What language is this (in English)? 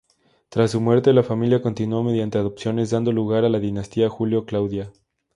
Spanish